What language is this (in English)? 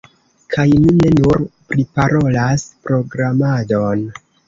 Esperanto